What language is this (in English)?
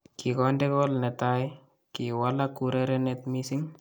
Kalenjin